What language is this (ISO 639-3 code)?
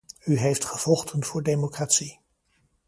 nld